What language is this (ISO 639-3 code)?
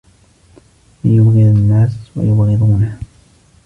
ara